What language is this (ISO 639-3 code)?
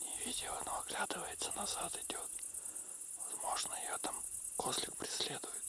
rus